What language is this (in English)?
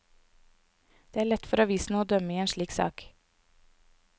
Norwegian